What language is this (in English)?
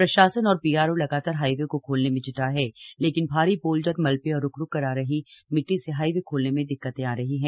Hindi